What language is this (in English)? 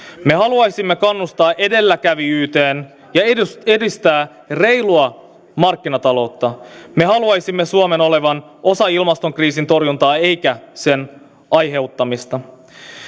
Finnish